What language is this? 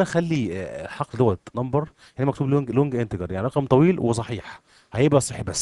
Arabic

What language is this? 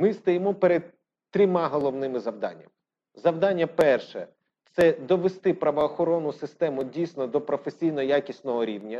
Ukrainian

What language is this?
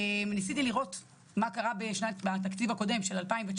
Hebrew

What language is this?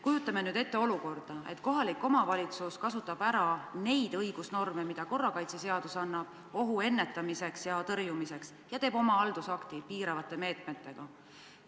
Estonian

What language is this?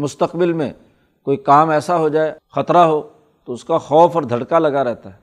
Urdu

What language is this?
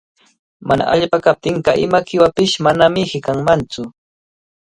Cajatambo North Lima Quechua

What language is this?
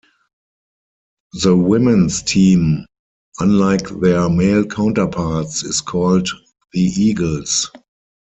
English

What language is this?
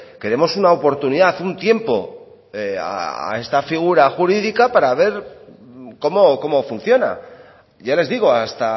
Spanish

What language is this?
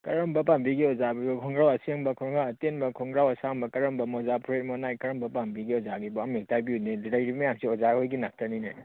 Manipuri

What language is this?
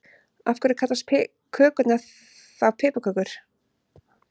Icelandic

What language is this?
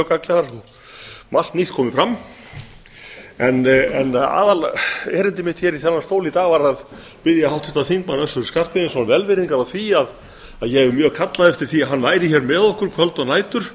Icelandic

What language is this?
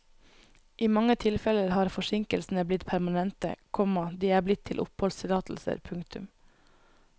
Norwegian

